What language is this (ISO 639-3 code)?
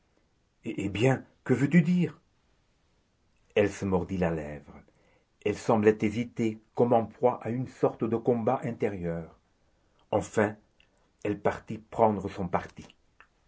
fra